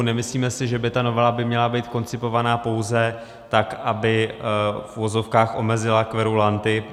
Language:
Czech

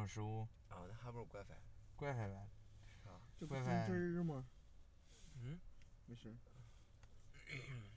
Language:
Chinese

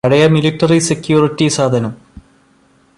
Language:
Malayalam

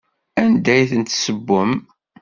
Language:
Kabyle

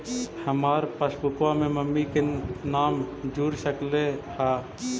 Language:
Magahi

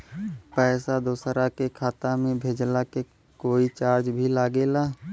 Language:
Bhojpuri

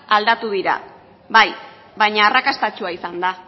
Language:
Basque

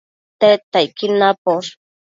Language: Matsés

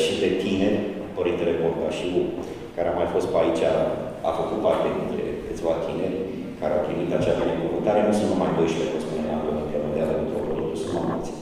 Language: Romanian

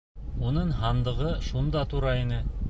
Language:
Bashkir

